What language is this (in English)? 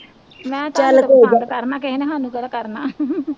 Punjabi